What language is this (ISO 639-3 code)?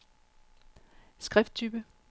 dan